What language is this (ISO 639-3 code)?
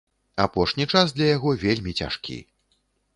bel